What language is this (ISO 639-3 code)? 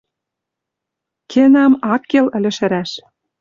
mrj